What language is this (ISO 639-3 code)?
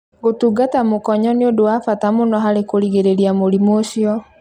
kik